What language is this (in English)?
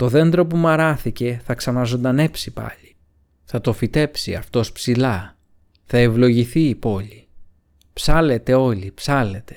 Greek